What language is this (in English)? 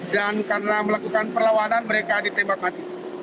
Indonesian